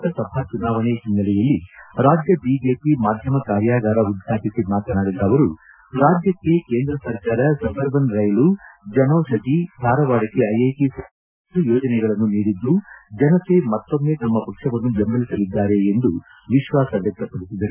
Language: Kannada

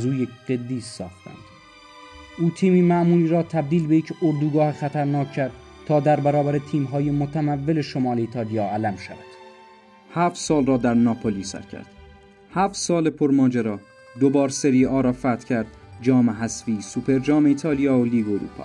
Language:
Persian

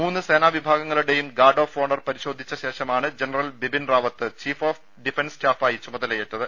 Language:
Malayalam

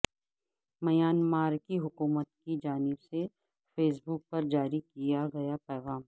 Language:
Urdu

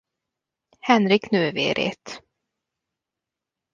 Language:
Hungarian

